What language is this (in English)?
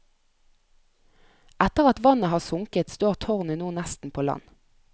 Norwegian